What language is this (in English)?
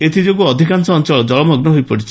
Odia